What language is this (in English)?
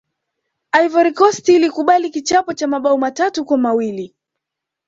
Swahili